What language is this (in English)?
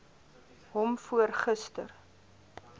Afrikaans